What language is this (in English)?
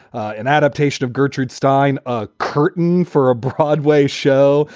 English